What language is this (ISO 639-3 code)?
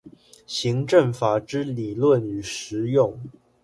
zho